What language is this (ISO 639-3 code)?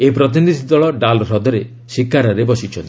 ori